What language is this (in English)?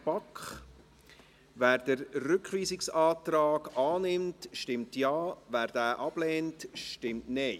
Swiss German